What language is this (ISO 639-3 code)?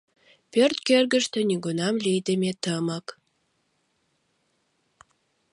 chm